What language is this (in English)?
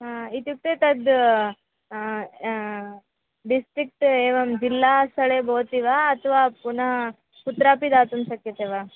Sanskrit